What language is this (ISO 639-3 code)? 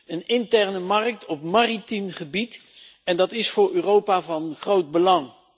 nld